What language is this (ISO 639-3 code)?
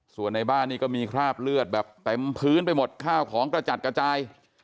tha